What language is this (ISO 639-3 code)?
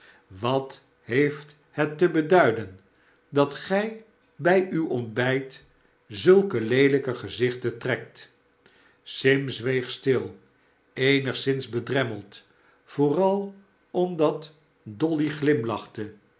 nld